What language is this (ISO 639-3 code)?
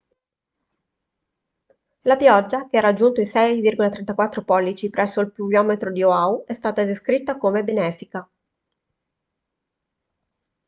ita